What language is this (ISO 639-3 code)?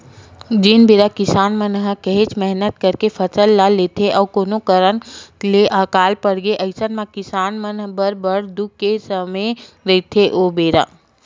hne